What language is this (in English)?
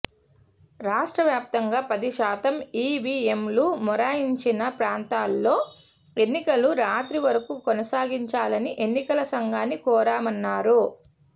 Telugu